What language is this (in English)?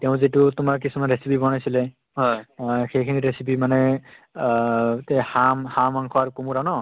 Assamese